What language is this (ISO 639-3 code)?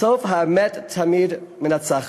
heb